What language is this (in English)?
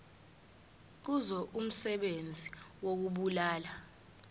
Zulu